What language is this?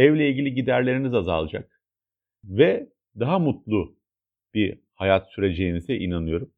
Turkish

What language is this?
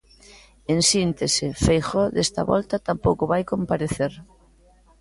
Galician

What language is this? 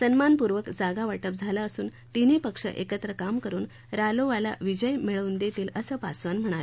Marathi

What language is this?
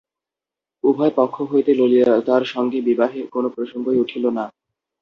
Bangla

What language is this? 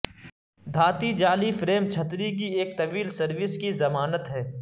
Urdu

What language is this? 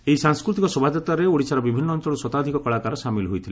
Odia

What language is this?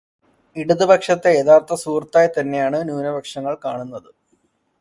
Malayalam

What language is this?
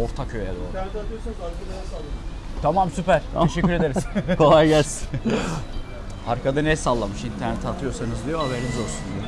Turkish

